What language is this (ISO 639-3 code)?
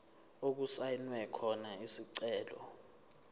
zul